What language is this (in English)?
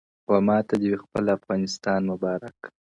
Pashto